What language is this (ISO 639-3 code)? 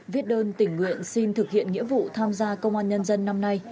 vie